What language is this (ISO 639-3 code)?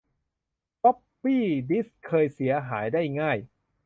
tha